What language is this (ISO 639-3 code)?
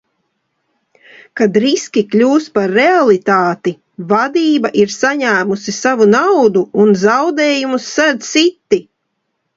lav